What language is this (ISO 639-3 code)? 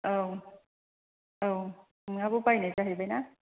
brx